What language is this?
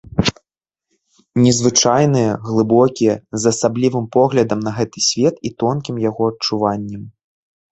Belarusian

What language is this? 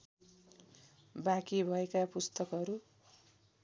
Nepali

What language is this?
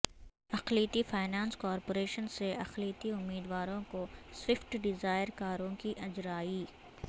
Urdu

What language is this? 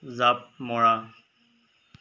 Assamese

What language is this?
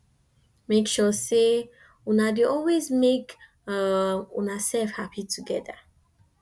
Nigerian Pidgin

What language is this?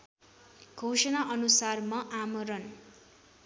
Nepali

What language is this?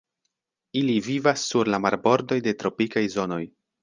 Esperanto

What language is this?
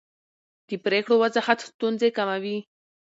Pashto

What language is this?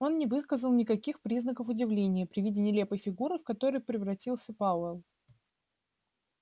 Russian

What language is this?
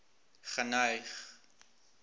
Afrikaans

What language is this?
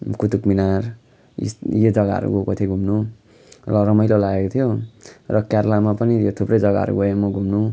Nepali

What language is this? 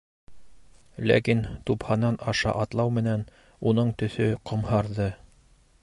Bashkir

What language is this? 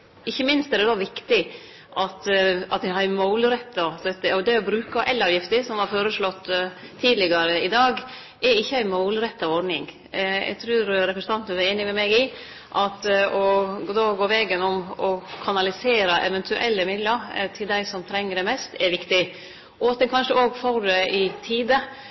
Norwegian Nynorsk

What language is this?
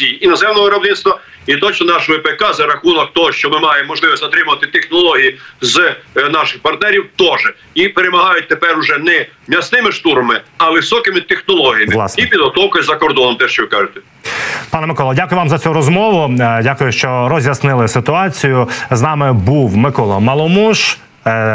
Ukrainian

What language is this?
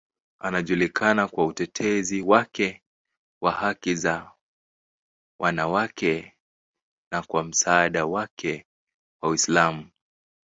Swahili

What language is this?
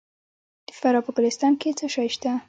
Pashto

